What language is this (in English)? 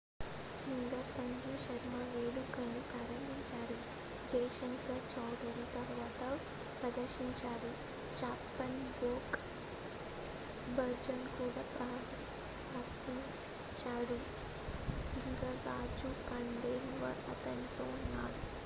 Telugu